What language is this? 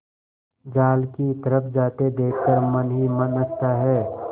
Hindi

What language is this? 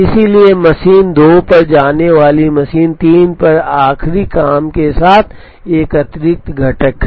Hindi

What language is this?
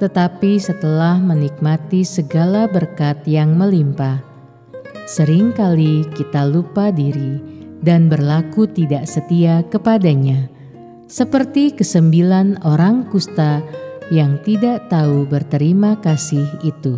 Indonesian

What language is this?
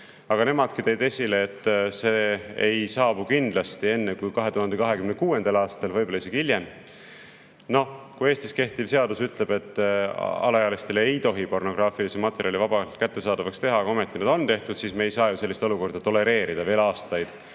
Estonian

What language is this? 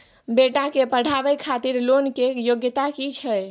Maithili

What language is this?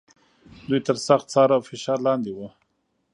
Pashto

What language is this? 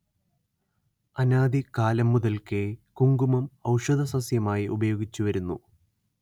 Malayalam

